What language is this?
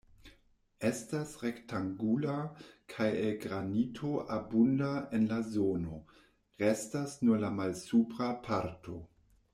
Esperanto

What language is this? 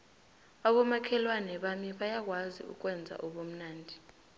South Ndebele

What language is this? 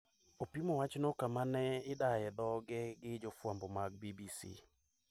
Luo (Kenya and Tanzania)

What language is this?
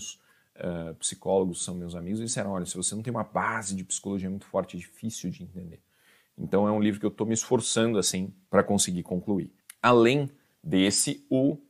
Portuguese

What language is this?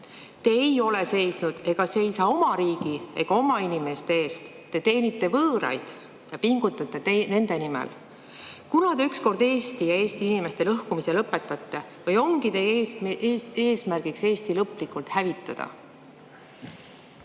Estonian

